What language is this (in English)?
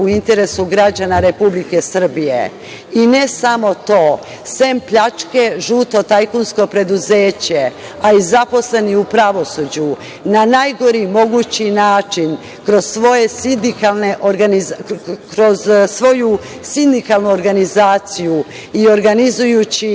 Serbian